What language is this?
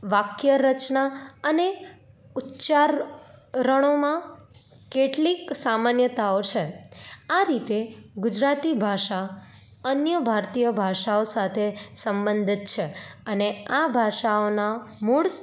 Gujarati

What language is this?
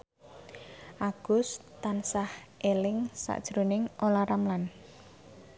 Javanese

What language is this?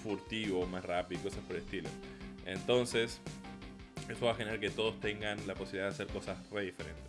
Spanish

